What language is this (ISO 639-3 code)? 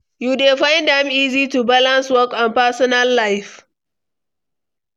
pcm